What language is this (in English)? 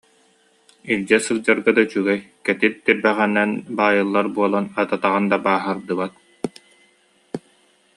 Yakut